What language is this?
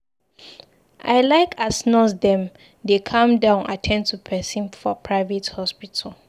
Nigerian Pidgin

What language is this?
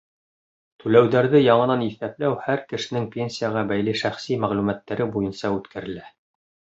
Bashkir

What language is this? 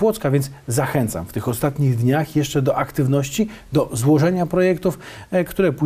Polish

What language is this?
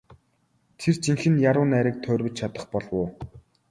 Mongolian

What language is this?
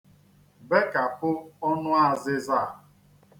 Igbo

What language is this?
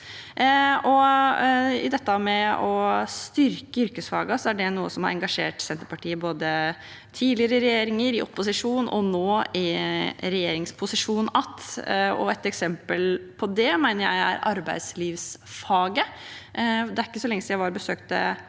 Norwegian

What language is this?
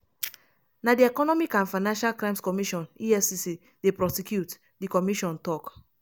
Nigerian Pidgin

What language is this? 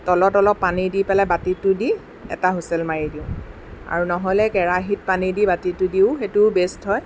Assamese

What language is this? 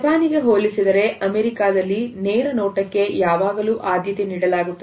Kannada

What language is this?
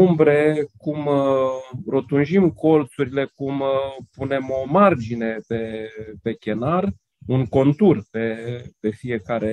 Romanian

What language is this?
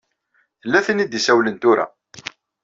Kabyle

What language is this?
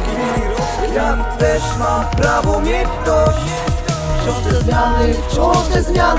Polish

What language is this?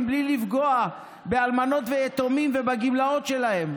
Hebrew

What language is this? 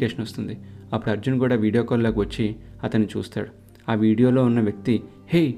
Telugu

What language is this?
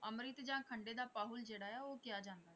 Punjabi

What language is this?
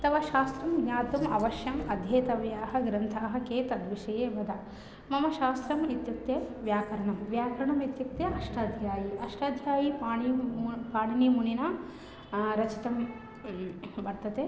Sanskrit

